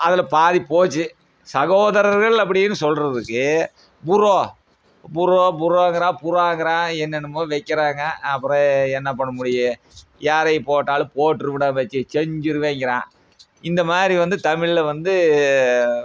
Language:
Tamil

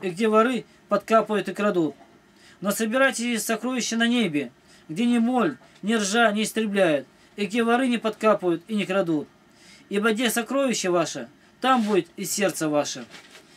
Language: Russian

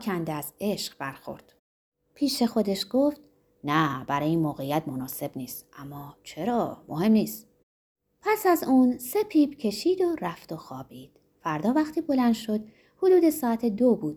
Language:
Persian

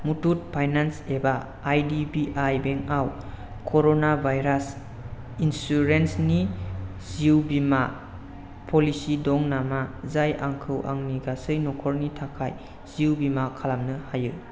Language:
Bodo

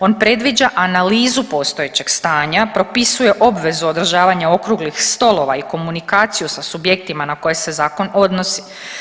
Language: Croatian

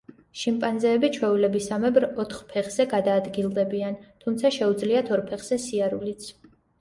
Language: Georgian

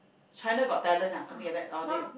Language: English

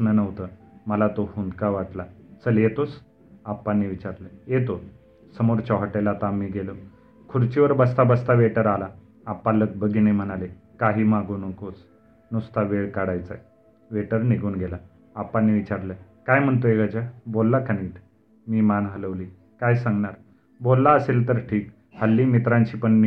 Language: Marathi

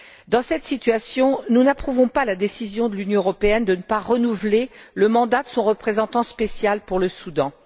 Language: French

